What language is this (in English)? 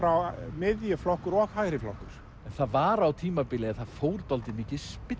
Icelandic